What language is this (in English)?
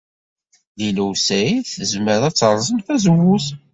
Kabyle